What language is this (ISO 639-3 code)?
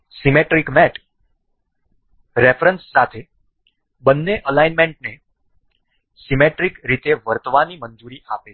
guj